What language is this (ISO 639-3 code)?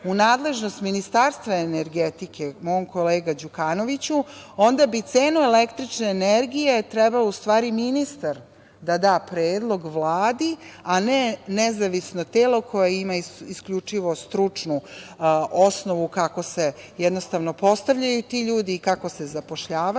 srp